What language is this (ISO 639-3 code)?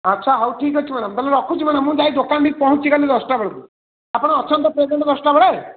ori